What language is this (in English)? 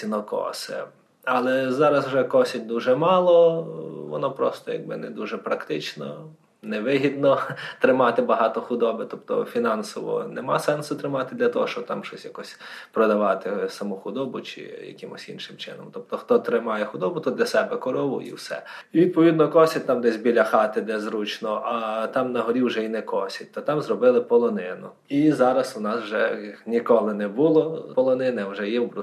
Ukrainian